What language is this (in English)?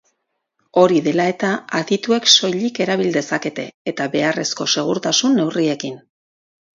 Basque